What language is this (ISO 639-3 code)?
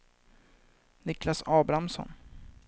swe